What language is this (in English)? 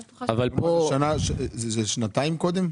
Hebrew